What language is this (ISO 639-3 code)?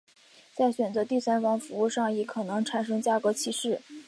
zho